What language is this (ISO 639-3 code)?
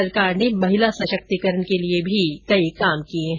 hin